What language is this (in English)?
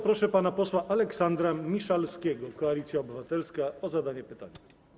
Polish